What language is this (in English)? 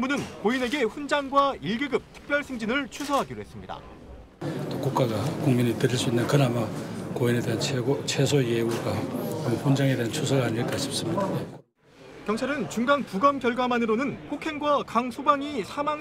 Korean